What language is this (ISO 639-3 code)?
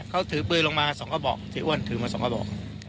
tha